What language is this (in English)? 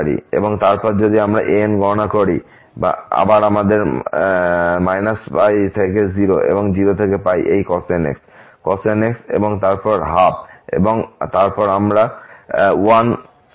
Bangla